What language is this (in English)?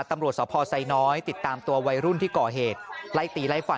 Thai